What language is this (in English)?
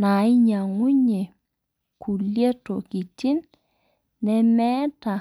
Masai